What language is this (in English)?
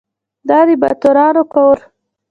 Pashto